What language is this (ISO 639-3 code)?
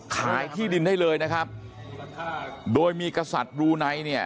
tha